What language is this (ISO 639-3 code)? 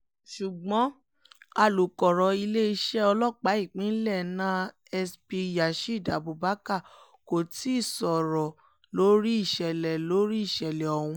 yor